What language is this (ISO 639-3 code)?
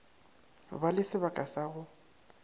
nso